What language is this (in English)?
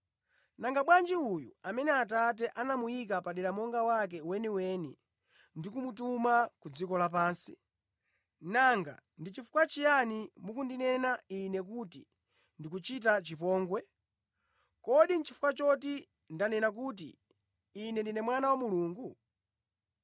Nyanja